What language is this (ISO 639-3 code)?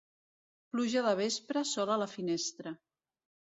cat